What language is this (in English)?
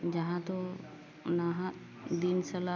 Santali